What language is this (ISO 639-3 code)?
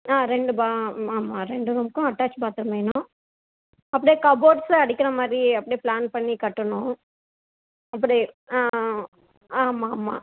tam